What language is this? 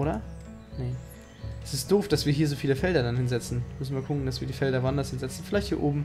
German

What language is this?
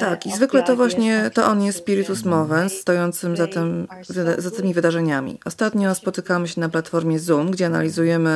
Polish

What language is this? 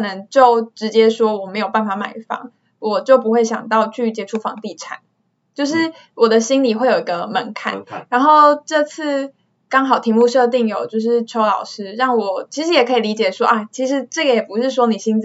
Chinese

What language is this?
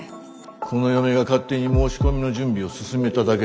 Japanese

